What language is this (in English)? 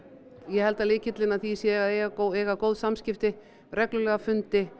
Icelandic